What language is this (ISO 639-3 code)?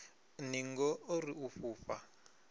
ven